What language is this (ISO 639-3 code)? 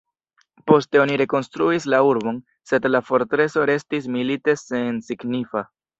epo